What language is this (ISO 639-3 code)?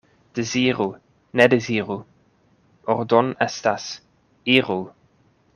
epo